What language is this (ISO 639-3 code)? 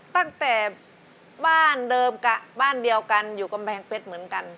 tha